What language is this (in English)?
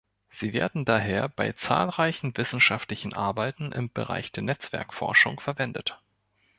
German